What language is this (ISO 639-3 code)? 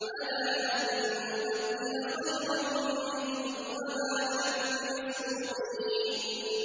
ara